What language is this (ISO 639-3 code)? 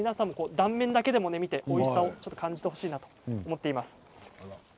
jpn